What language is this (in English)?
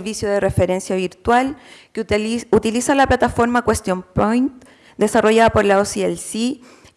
Spanish